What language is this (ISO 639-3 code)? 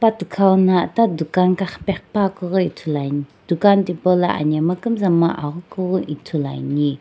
nsm